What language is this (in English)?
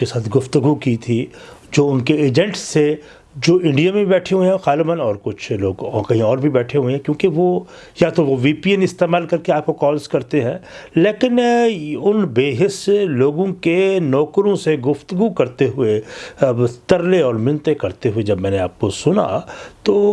Urdu